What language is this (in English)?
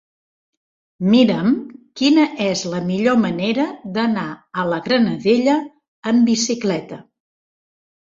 Catalan